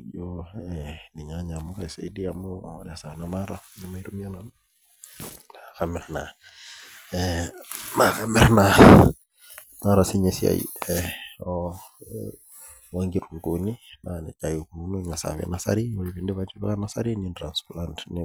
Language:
Masai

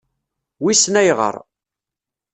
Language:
Kabyle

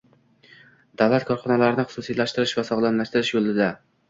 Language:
Uzbek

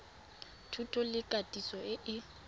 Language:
Tswana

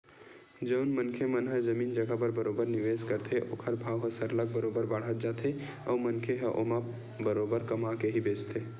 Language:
Chhattisgarhi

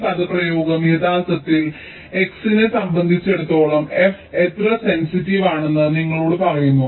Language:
Malayalam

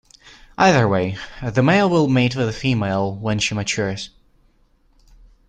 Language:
English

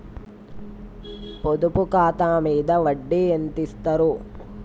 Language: Telugu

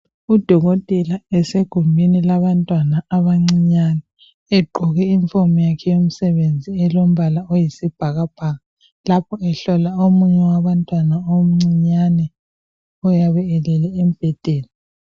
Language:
North Ndebele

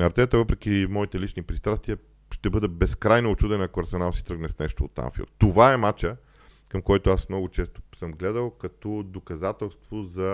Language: Bulgarian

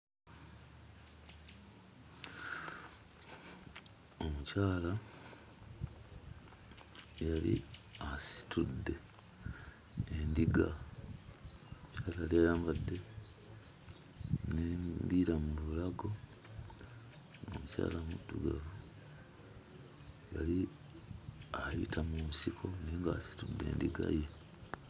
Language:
Ganda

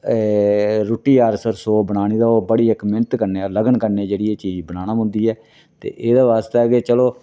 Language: Dogri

